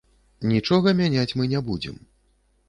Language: Belarusian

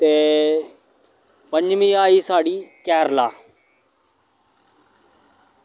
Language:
Dogri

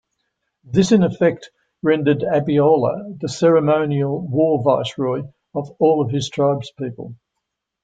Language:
English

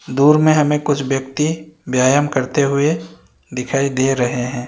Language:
Hindi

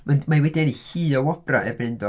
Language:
Welsh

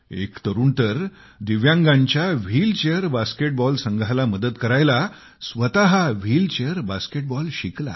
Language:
Marathi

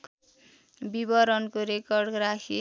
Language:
Nepali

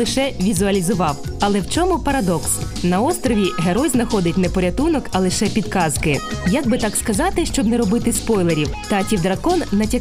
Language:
Ukrainian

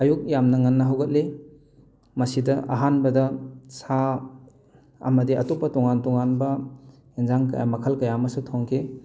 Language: Manipuri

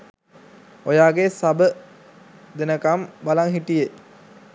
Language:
Sinhala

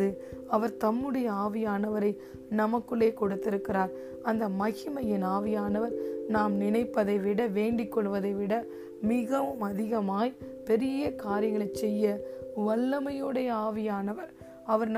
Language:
Tamil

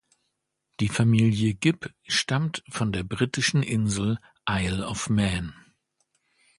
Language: German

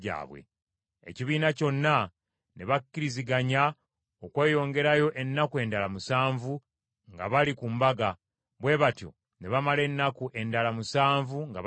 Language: Ganda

